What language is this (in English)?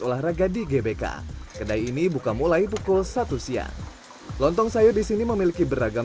Indonesian